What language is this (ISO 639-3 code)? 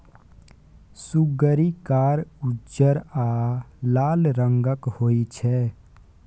mai